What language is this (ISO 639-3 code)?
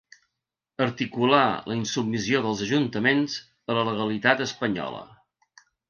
cat